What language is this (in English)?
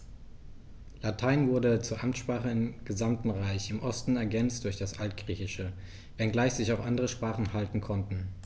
German